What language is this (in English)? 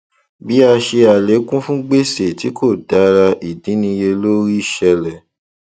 Yoruba